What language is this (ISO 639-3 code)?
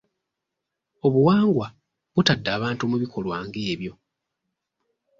lug